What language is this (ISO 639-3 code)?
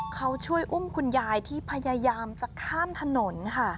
tha